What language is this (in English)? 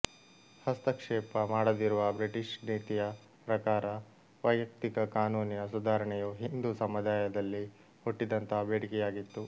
Kannada